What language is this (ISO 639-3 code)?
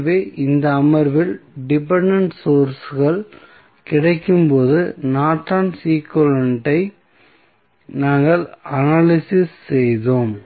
tam